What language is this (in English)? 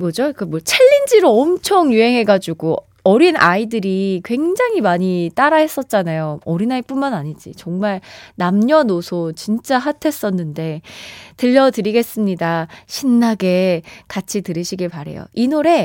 Korean